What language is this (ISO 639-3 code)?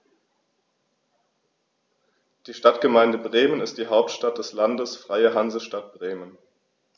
deu